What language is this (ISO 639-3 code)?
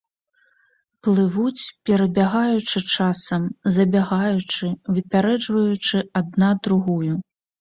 bel